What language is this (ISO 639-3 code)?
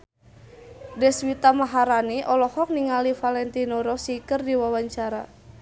sun